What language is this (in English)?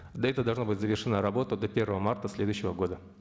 Kazakh